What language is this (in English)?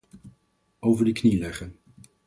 Dutch